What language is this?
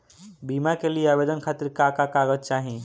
Bhojpuri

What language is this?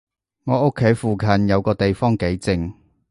Cantonese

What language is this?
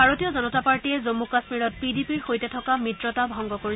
Assamese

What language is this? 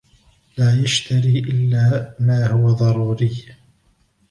Arabic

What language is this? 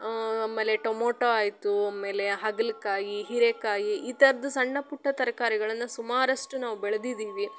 Kannada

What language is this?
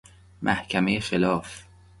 Persian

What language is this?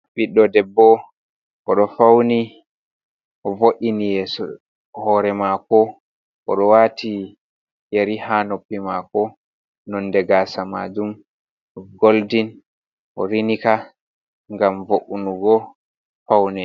Fula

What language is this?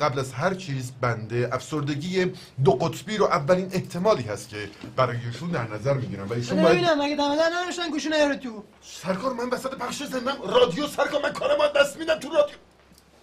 Persian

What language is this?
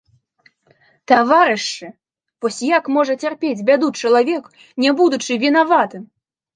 Belarusian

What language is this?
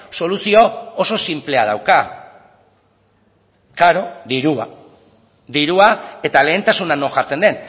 Basque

